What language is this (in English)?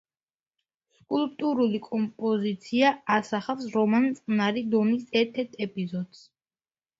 Georgian